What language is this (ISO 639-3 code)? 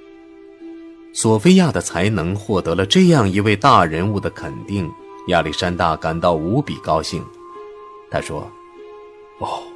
zho